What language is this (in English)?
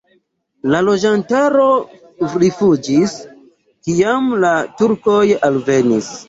Esperanto